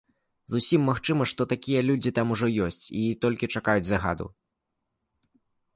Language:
Belarusian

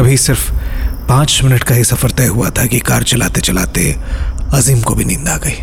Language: Hindi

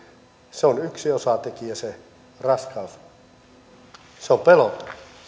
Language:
Finnish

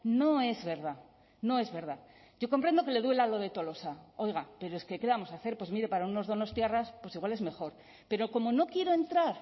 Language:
Spanish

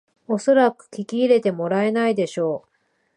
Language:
Japanese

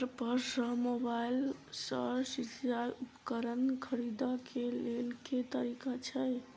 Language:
Maithili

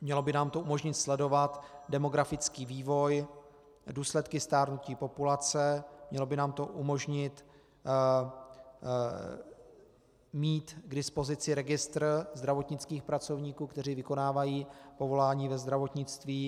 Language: Czech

